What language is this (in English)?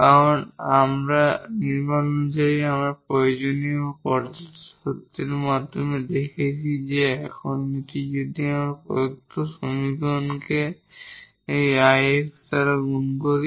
Bangla